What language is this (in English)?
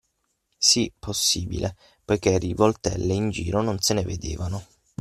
Italian